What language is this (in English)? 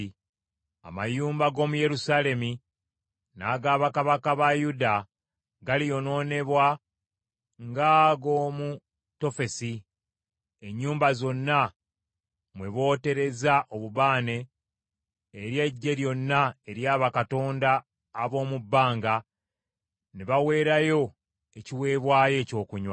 Ganda